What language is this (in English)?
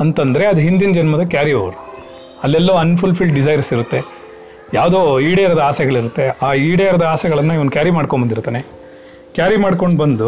Kannada